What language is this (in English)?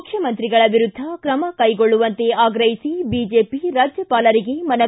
Kannada